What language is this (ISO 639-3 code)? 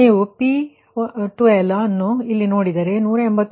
kan